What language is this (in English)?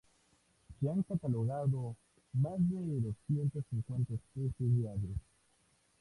Spanish